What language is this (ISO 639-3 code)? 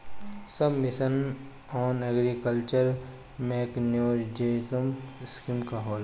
bho